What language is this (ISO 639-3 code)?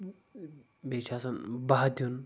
kas